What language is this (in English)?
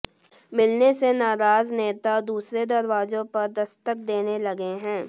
Hindi